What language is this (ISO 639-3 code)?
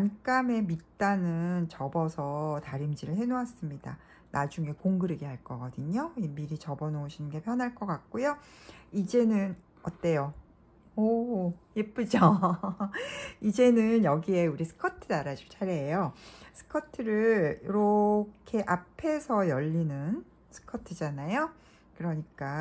kor